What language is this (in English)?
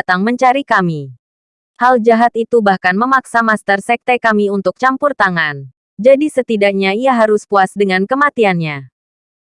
Indonesian